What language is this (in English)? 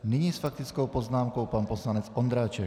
Czech